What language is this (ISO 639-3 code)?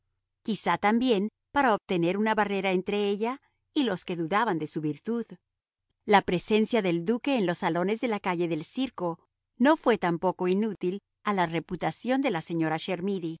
spa